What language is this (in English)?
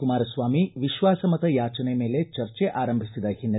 Kannada